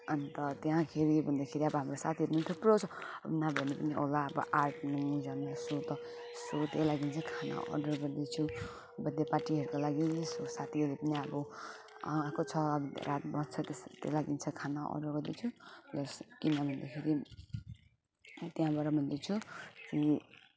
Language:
Nepali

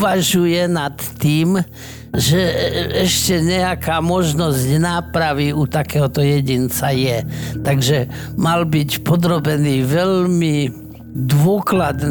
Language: Slovak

